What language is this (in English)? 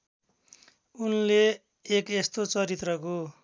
Nepali